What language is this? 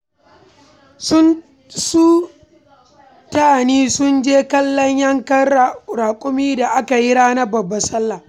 Hausa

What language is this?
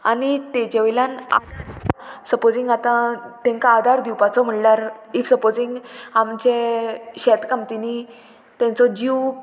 Konkani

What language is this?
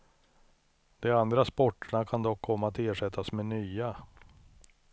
Swedish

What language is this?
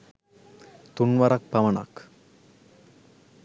Sinhala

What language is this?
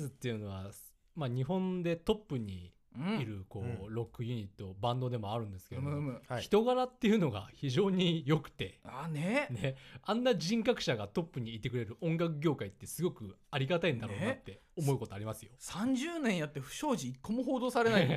Japanese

